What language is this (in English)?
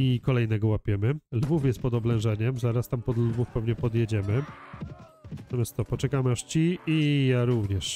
Polish